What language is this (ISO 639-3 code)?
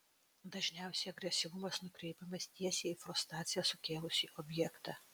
lit